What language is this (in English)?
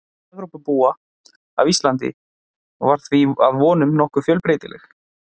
Icelandic